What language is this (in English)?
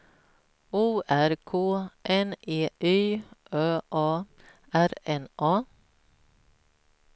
Swedish